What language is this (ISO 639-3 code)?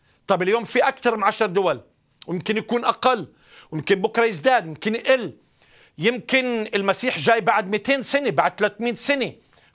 ara